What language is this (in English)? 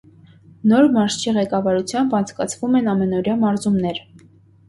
Armenian